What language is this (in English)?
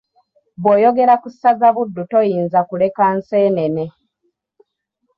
Ganda